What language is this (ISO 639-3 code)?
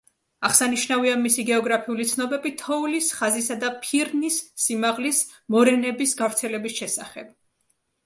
kat